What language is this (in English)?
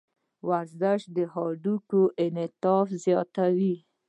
Pashto